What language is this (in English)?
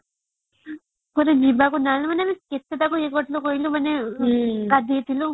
Odia